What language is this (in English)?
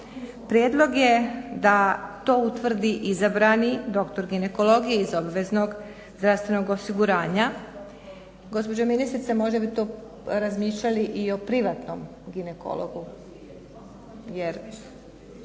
Croatian